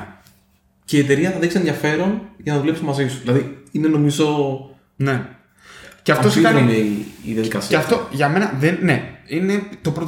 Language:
Greek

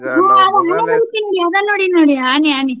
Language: Kannada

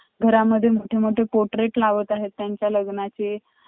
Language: Marathi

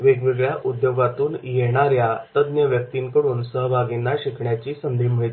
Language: Marathi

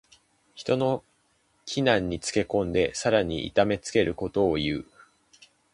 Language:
Japanese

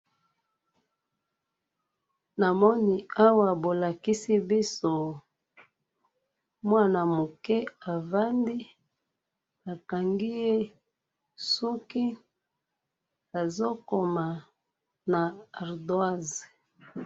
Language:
Lingala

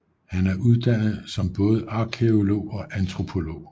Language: Danish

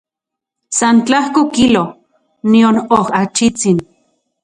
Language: Central Puebla Nahuatl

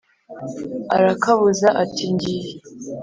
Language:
Kinyarwanda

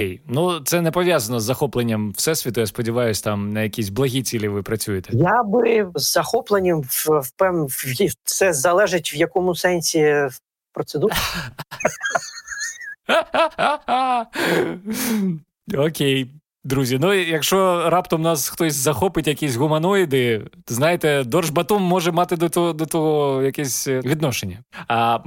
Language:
Ukrainian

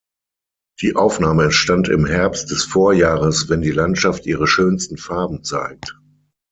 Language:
German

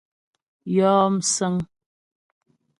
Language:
Ghomala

